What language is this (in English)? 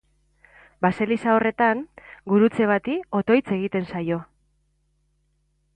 Basque